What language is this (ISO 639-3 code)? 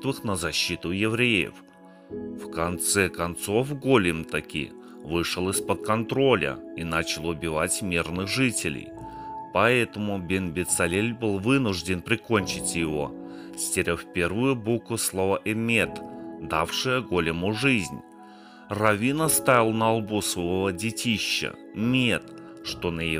rus